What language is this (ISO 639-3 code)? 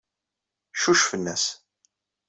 kab